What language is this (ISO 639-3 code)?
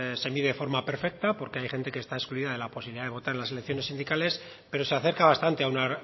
spa